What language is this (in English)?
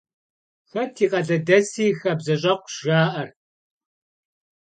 Kabardian